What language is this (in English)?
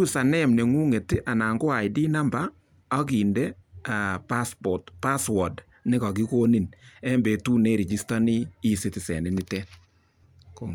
Kalenjin